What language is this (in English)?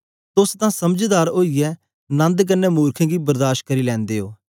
Dogri